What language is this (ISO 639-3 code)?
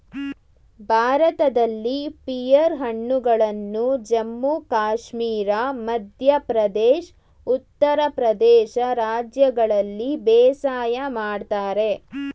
kan